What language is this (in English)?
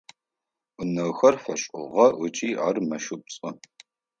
Adyghe